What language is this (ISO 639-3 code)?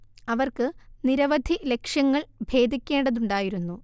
mal